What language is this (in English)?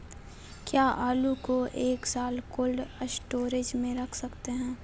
Magahi